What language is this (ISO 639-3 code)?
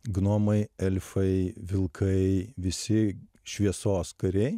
lit